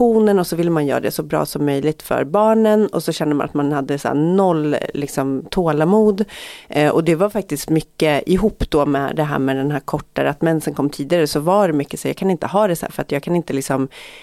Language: Swedish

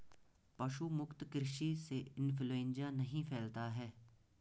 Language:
Hindi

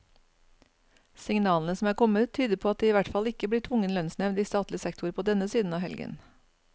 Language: Norwegian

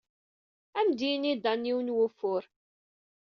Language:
Kabyle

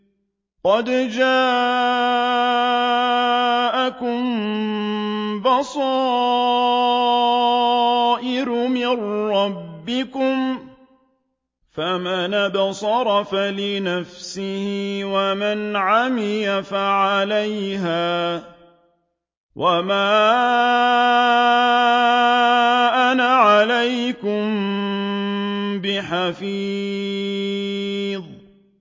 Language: Arabic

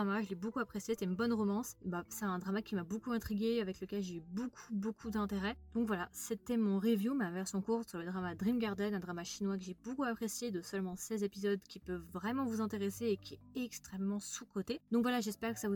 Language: French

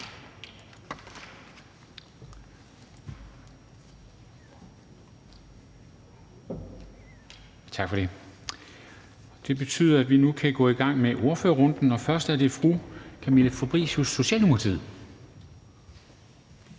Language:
Danish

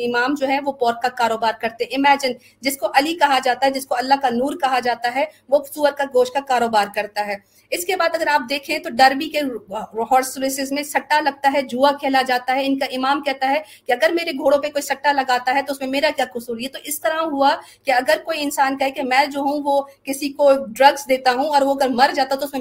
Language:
Urdu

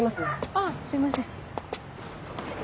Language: Japanese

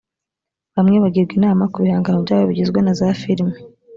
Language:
Kinyarwanda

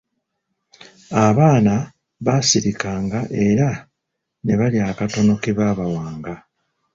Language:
Ganda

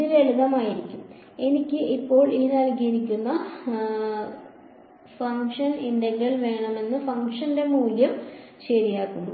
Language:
Malayalam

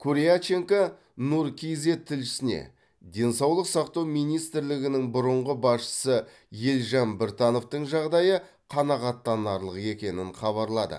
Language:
Kazakh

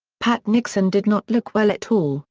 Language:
English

